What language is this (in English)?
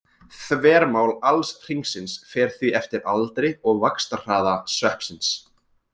Icelandic